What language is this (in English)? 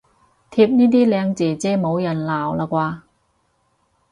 Cantonese